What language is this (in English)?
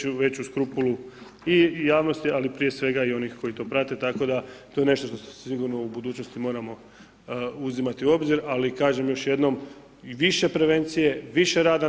Croatian